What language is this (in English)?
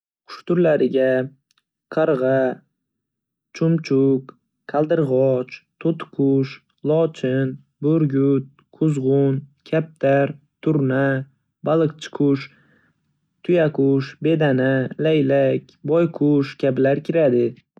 Uzbek